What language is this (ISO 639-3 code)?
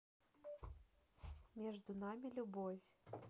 rus